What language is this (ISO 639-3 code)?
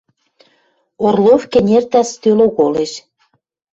mrj